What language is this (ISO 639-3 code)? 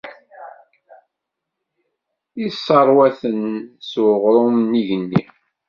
kab